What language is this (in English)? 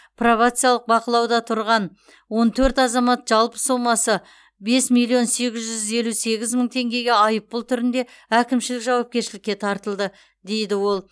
Kazakh